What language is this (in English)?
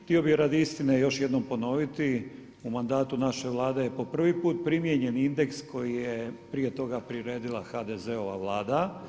Croatian